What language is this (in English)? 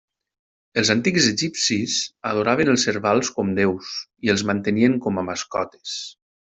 Catalan